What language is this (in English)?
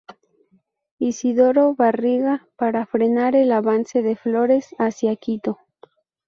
Spanish